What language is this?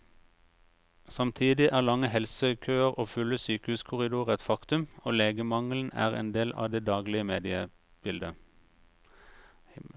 Norwegian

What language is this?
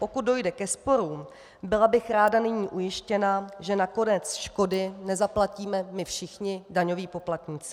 Czech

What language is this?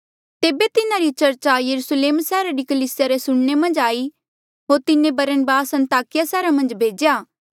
Mandeali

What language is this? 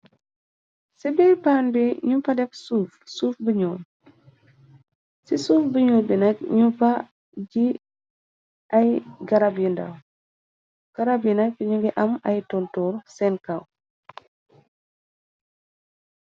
Wolof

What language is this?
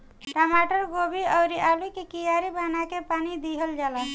Bhojpuri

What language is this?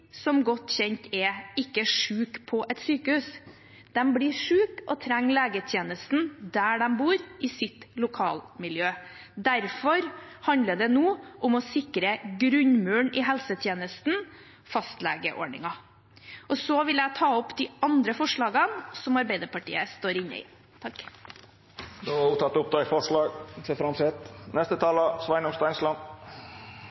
Norwegian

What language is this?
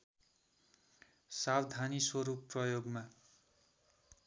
Nepali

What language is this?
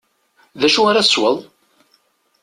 Kabyle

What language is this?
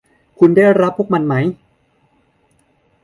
Thai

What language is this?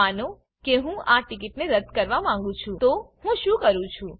Gujarati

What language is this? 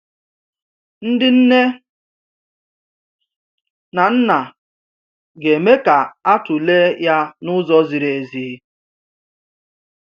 Igbo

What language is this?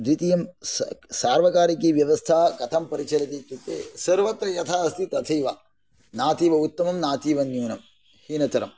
Sanskrit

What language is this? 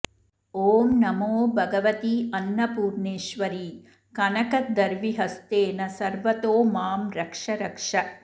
Sanskrit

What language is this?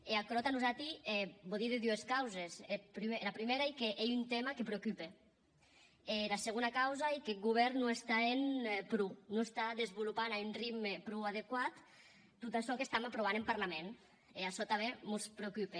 Catalan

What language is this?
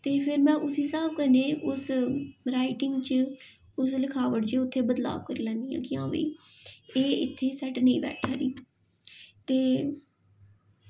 Dogri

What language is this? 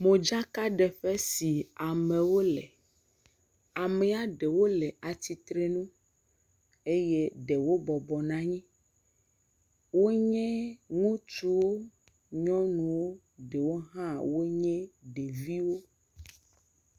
Ewe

